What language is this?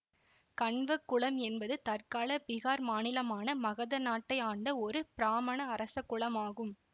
Tamil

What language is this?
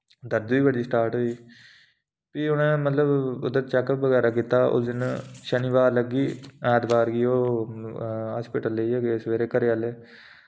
Dogri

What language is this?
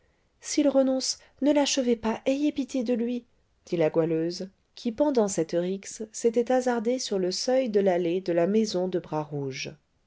French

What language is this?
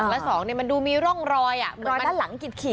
Thai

